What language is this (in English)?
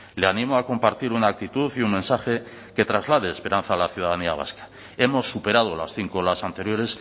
Spanish